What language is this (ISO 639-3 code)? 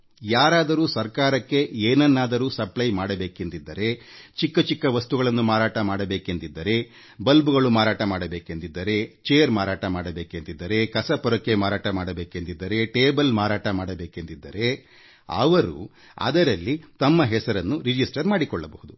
kan